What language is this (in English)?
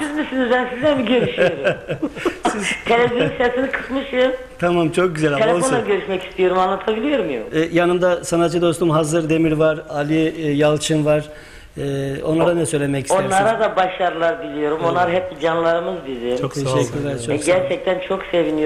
Turkish